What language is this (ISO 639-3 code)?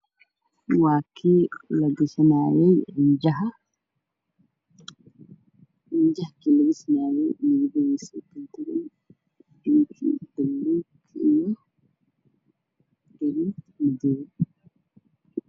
som